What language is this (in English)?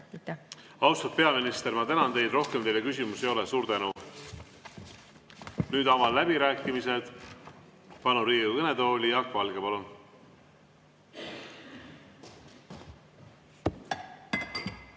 Estonian